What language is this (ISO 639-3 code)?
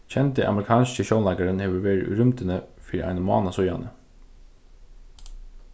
fao